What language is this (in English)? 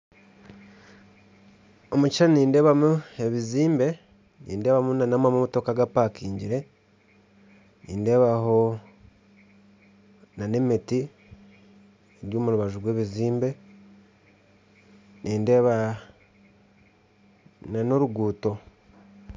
Nyankole